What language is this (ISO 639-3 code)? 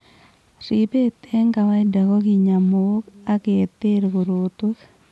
kln